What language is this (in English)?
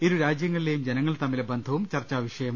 Malayalam